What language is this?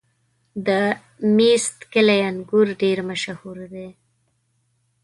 Pashto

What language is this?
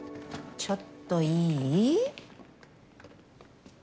Japanese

